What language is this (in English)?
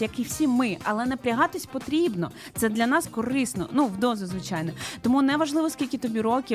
Ukrainian